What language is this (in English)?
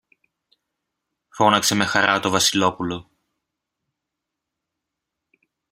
Greek